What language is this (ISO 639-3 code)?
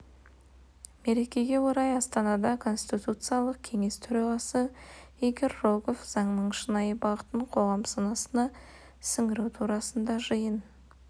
kaz